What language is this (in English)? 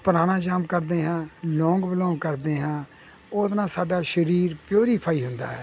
Punjabi